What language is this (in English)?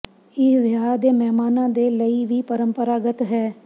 Punjabi